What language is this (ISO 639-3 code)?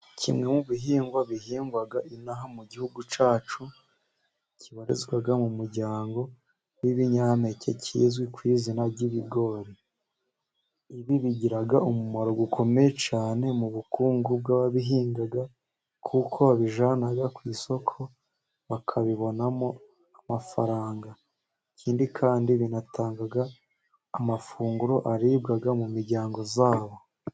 kin